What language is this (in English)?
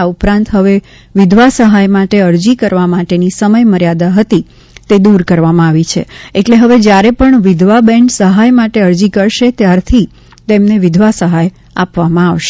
Gujarati